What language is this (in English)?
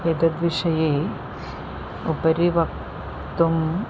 Sanskrit